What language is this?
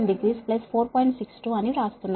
Telugu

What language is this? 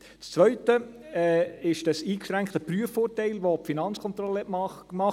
Swiss German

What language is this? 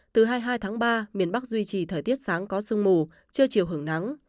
Vietnamese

